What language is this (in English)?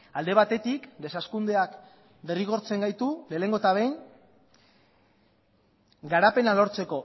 Basque